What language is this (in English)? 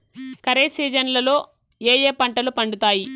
Telugu